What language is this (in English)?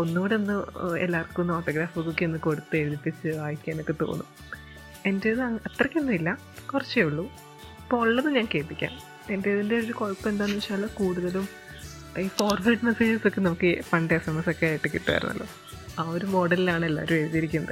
Malayalam